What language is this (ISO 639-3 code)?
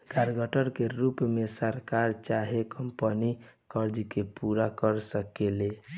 bho